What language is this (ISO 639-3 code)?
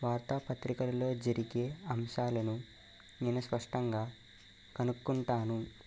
tel